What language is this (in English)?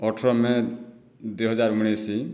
Odia